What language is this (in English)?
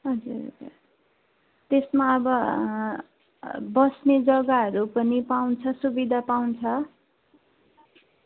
Nepali